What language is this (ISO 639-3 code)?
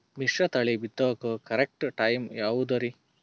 kan